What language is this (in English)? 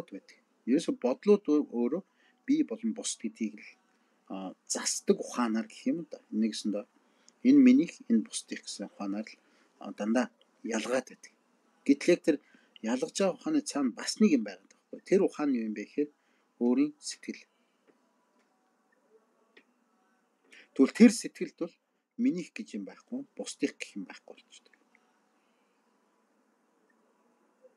Turkish